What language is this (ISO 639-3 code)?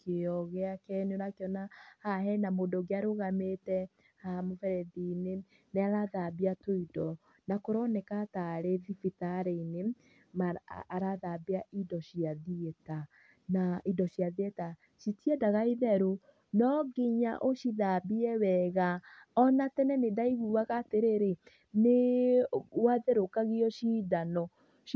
kik